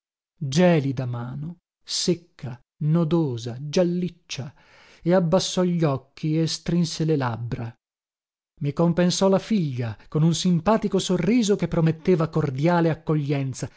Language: Italian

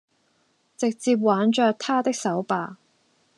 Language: Cantonese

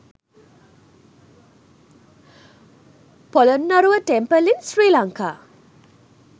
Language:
Sinhala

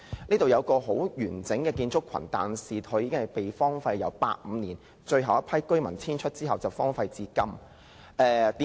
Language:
Cantonese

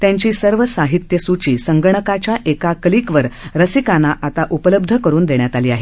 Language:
Marathi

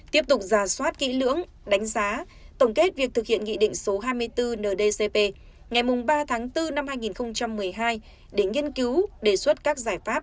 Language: Vietnamese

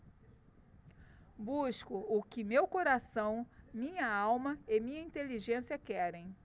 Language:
Portuguese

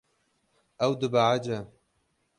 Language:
Kurdish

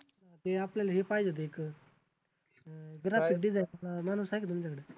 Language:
Marathi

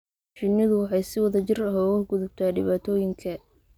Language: Somali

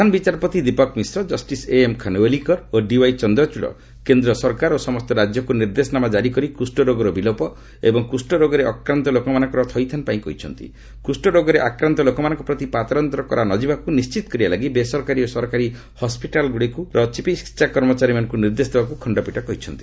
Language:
Odia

